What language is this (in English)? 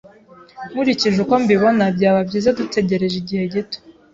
Kinyarwanda